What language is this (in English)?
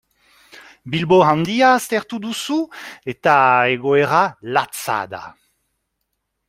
Basque